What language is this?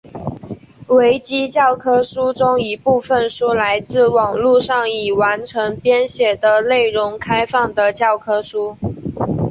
Chinese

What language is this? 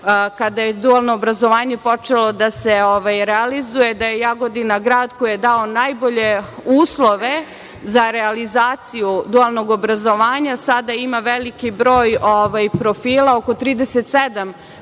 Serbian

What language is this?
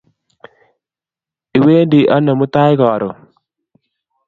Kalenjin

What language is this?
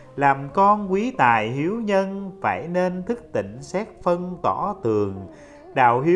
Vietnamese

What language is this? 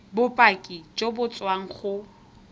Tswana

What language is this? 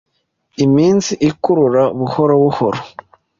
Kinyarwanda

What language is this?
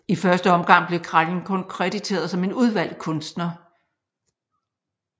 Danish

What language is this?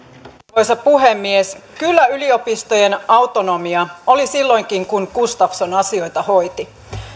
Finnish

